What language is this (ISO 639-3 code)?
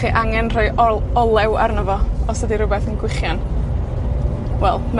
cym